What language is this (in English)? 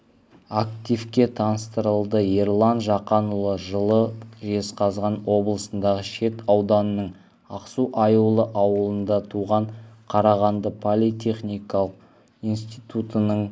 Kazakh